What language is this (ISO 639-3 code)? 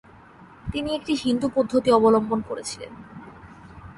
ben